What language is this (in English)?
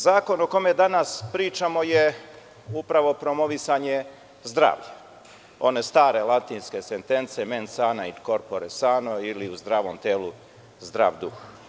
Serbian